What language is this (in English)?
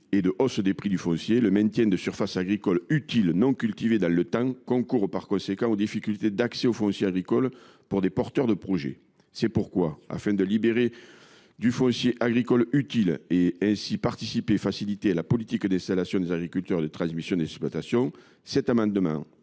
French